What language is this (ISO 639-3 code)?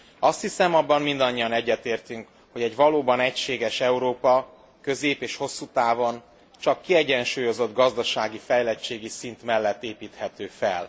hun